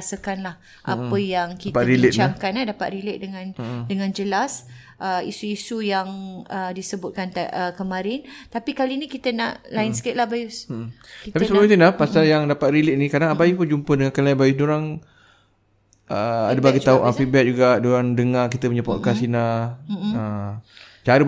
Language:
Malay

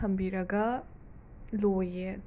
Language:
Manipuri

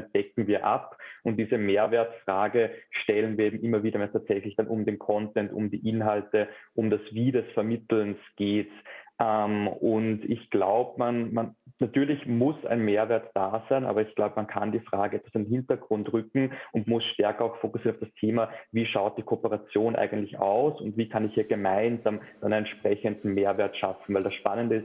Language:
German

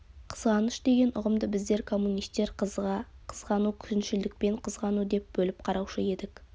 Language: Kazakh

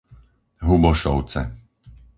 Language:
Slovak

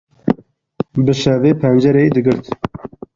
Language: Kurdish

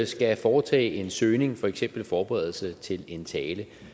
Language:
Danish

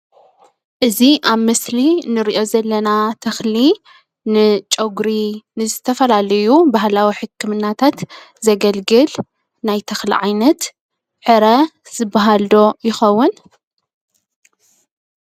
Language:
Tigrinya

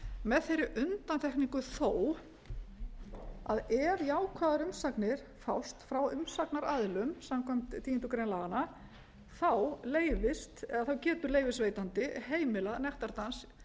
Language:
Icelandic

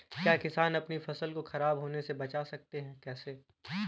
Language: Hindi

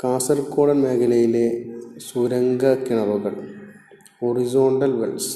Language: Malayalam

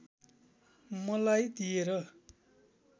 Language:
Nepali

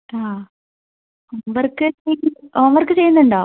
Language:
Malayalam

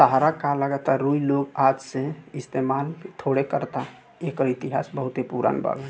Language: Bhojpuri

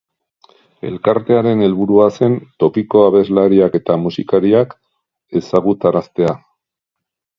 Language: Basque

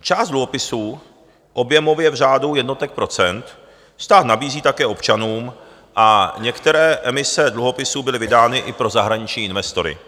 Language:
Czech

